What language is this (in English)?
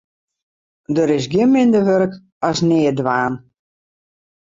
Western Frisian